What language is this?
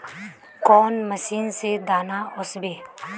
Magahi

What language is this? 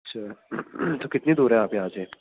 Urdu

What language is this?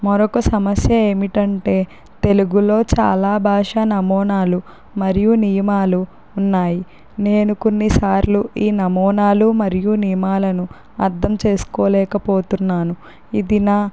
Telugu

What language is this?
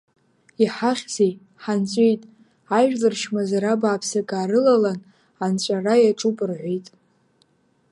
Abkhazian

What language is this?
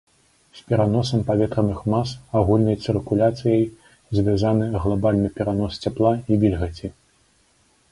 Belarusian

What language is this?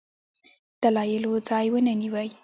Pashto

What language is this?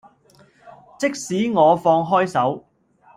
Cantonese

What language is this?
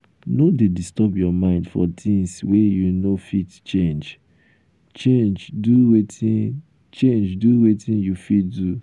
Nigerian Pidgin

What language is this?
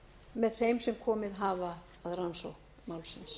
Icelandic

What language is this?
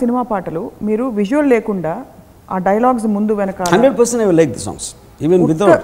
Telugu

